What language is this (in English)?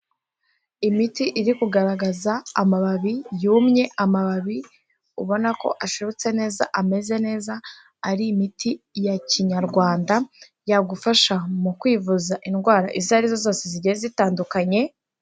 Kinyarwanda